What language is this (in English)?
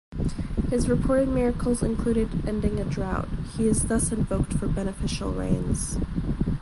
English